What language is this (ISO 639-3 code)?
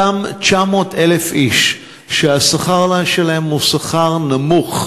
heb